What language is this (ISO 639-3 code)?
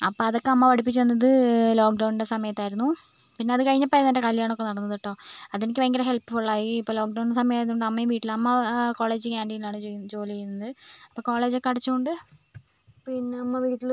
mal